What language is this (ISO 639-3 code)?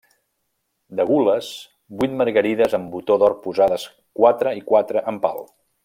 cat